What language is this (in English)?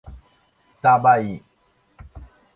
Portuguese